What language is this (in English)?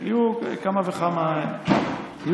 Hebrew